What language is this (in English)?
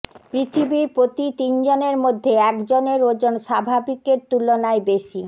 Bangla